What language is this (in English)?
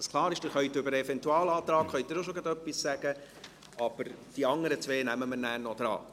Swiss German